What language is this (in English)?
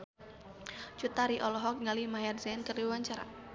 Sundanese